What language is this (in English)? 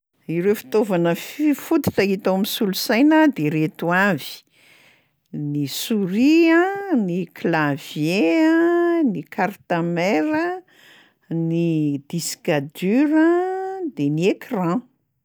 Malagasy